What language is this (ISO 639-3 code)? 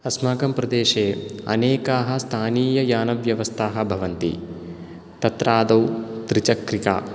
san